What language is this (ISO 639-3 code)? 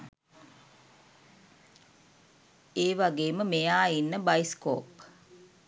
sin